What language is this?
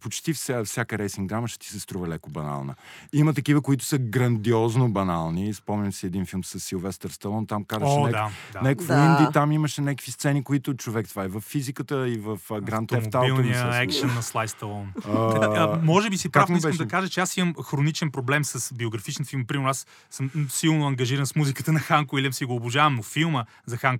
Bulgarian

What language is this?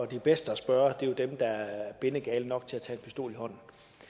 Danish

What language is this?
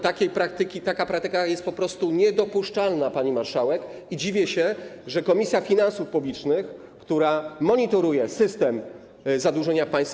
Polish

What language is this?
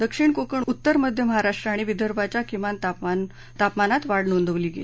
Marathi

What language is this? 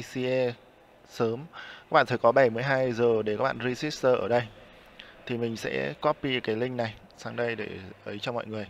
Vietnamese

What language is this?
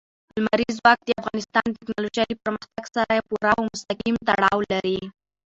Pashto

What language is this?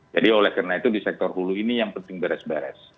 Indonesian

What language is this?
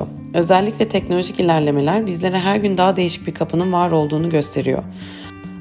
Turkish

